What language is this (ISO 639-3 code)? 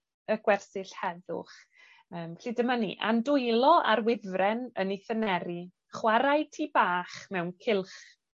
cym